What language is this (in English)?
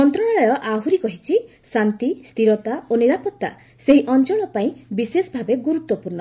Odia